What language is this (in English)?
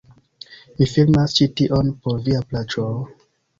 Esperanto